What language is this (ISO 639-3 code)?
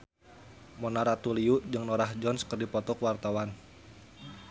sun